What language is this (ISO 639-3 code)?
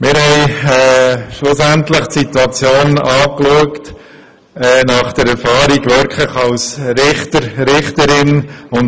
gsw